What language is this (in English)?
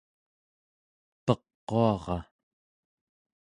Central Yupik